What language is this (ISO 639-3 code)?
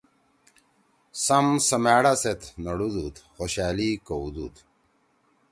trw